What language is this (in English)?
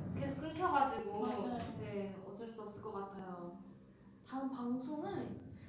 Korean